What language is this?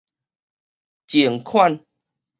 Min Nan Chinese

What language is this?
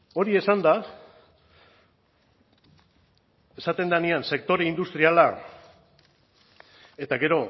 Basque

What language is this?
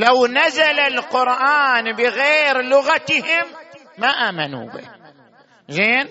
Arabic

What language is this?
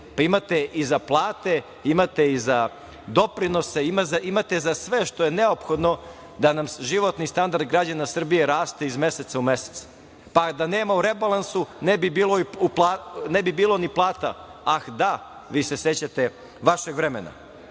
Serbian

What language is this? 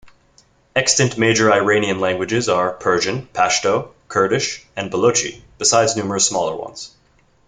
English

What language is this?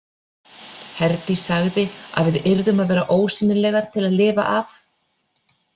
Icelandic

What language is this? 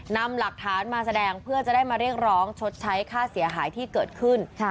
Thai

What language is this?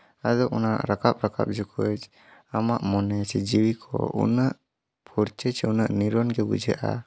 Santali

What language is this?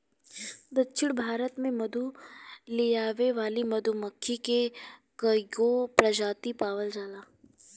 Bhojpuri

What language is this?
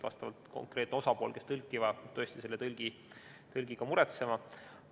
Estonian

